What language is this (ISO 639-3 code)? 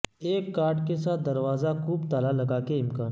urd